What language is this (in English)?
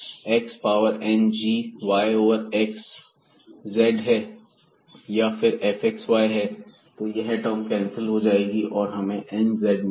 Hindi